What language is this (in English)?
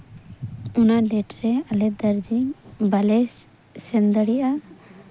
Santali